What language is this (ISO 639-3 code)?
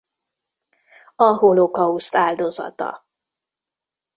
hun